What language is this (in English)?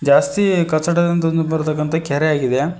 Kannada